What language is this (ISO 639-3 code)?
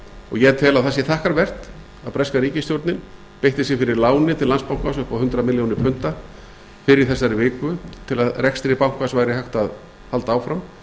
isl